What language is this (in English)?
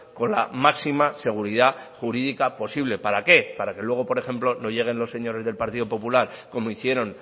Spanish